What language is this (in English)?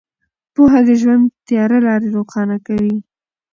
Pashto